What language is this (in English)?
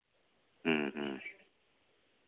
Santali